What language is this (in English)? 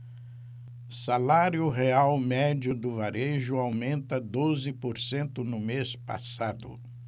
Portuguese